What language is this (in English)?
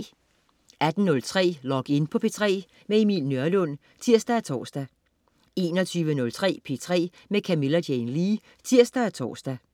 Danish